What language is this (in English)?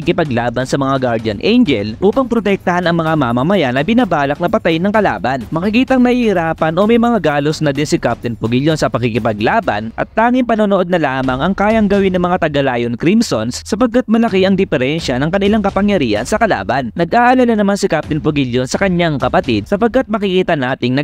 Filipino